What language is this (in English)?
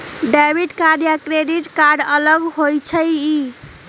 Magahi